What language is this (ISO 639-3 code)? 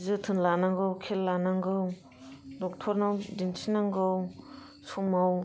brx